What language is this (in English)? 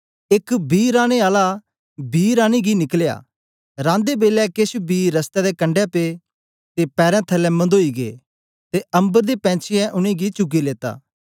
Dogri